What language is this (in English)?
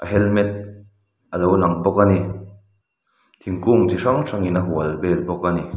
Mizo